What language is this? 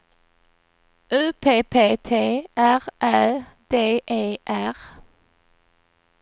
Swedish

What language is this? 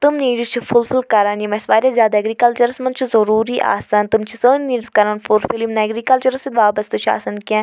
Kashmiri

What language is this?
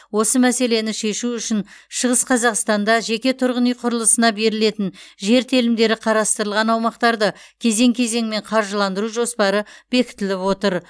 Kazakh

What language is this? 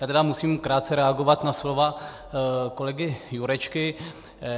Czech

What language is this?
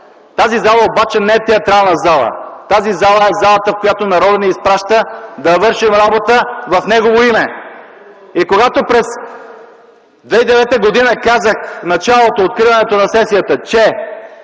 Bulgarian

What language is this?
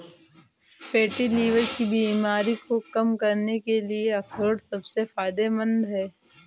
Hindi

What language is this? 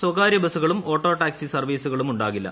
Malayalam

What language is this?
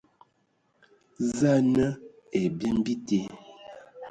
Ewondo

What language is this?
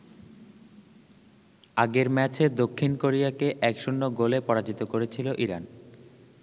Bangla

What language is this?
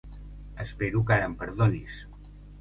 Catalan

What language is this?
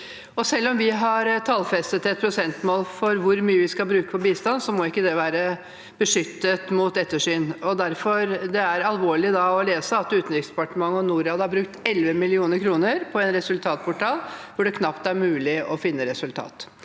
Norwegian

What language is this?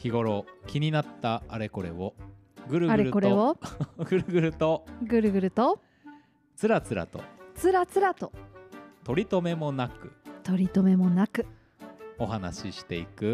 Japanese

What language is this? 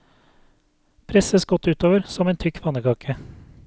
Norwegian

